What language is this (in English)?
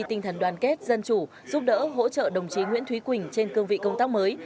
Vietnamese